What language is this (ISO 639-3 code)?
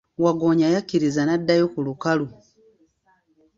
lug